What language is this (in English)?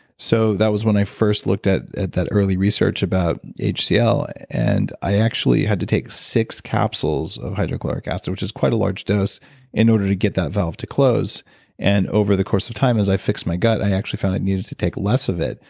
English